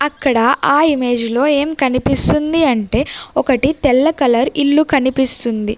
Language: Telugu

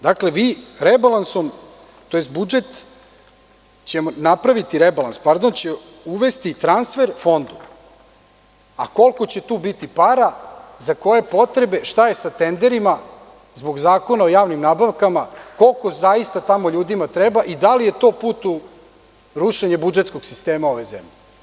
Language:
Serbian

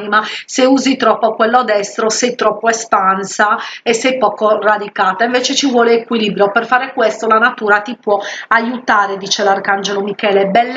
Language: Italian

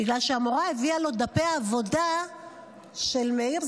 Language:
Hebrew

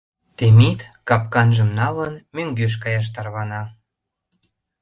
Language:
Mari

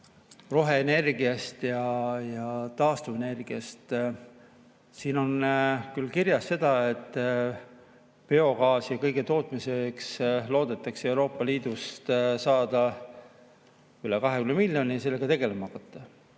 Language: Estonian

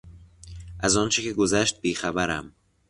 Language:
Persian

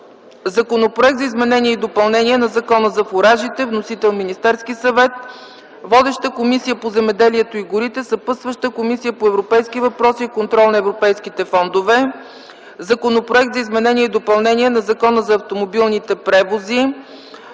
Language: Bulgarian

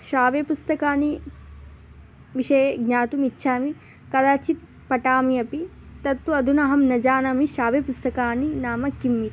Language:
Sanskrit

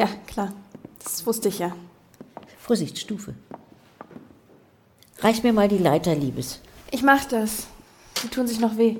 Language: German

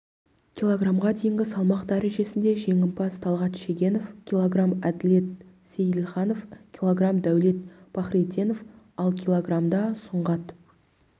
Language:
Kazakh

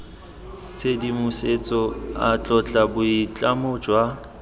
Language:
Tswana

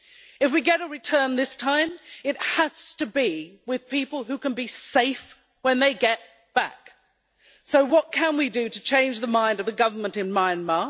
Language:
English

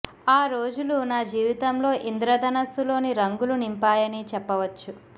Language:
Telugu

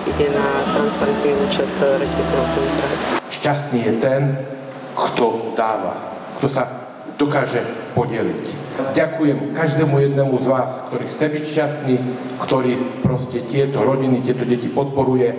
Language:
Slovak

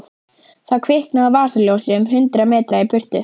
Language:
Icelandic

